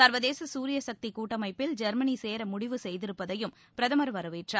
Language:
Tamil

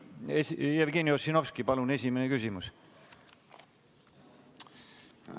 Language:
Estonian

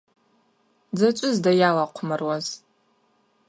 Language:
Abaza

